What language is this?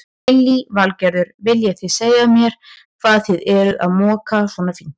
Icelandic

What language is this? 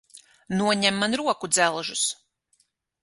Latvian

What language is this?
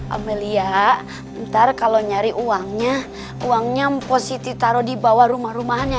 Indonesian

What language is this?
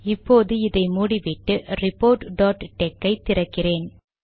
Tamil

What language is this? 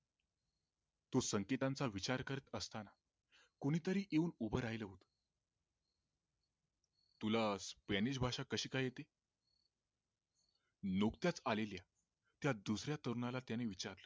Marathi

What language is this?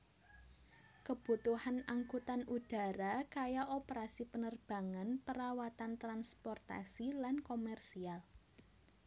Javanese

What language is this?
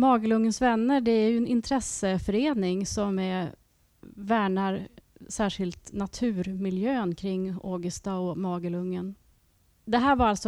Swedish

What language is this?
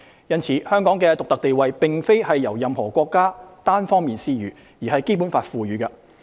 Cantonese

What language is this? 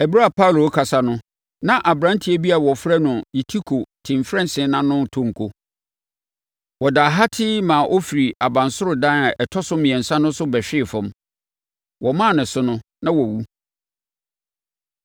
Akan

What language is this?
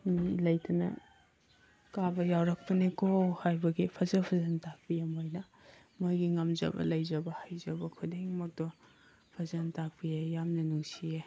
Manipuri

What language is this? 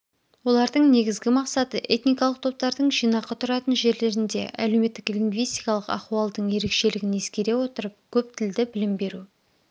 Kazakh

